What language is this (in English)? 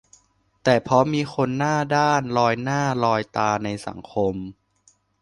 Thai